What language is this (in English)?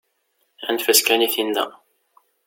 Kabyle